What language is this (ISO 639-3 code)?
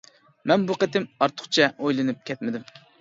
uig